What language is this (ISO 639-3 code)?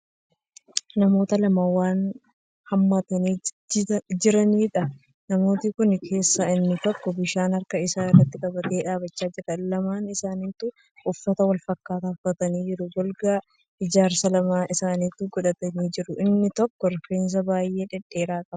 orm